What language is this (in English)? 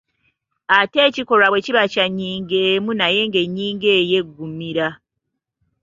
Ganda